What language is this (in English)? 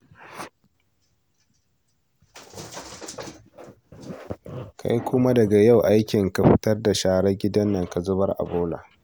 Hausa